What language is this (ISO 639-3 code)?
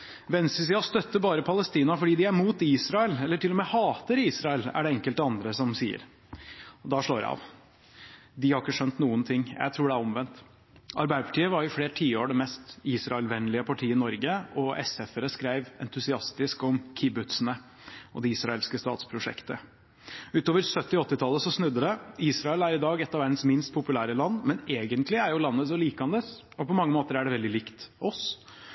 nob